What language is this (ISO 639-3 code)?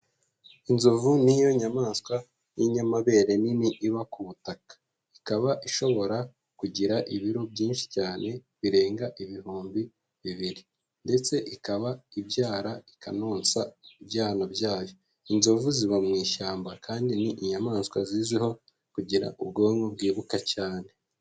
kin